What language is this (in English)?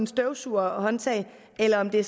Danish